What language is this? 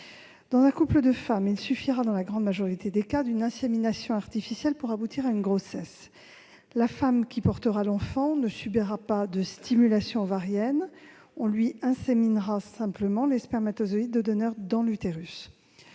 French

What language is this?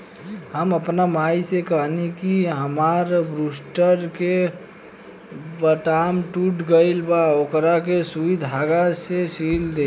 Bhojpuri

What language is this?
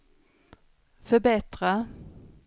Swedish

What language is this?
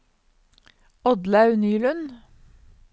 Norwegian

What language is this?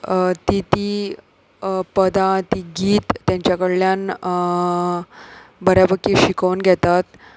Konkani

